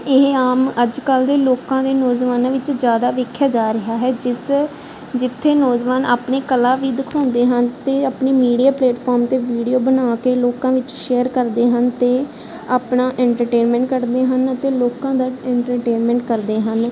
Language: Punjabi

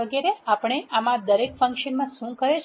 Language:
Gujarati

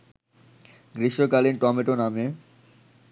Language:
Bangla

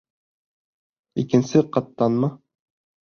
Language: Bashkir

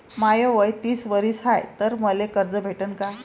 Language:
Marathi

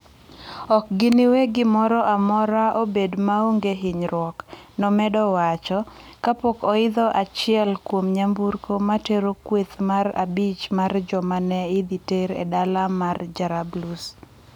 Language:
Luo (Kenya and Tanzania)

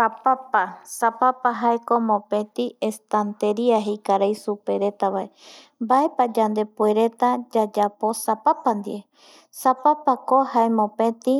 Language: Eastern Bolivian Guaraní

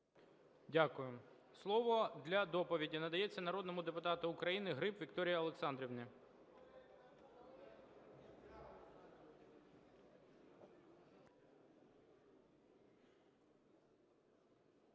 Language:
Ukrainian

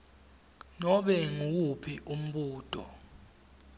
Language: Swati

